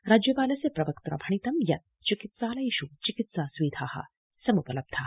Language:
Sanskrit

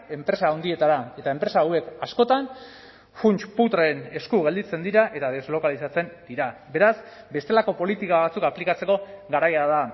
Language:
Basque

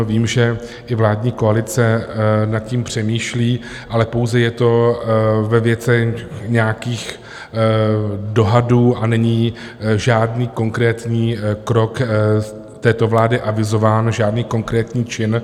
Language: Czech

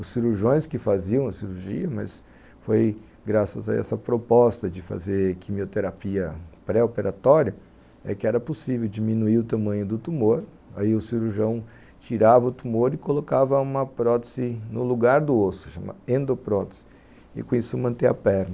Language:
Portuguese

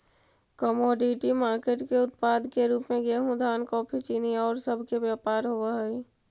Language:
Magahi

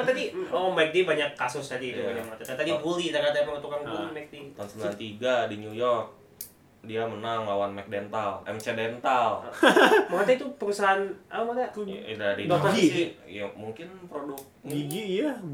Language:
Indonesian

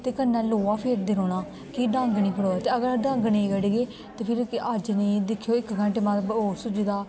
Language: Dogri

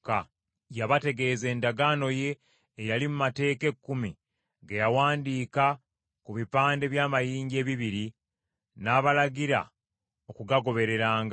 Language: Ganda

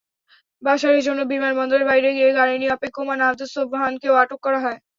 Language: Bangla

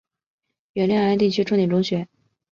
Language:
Chinese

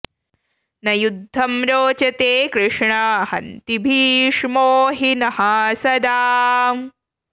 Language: Sanskrit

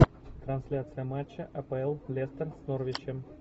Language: Russian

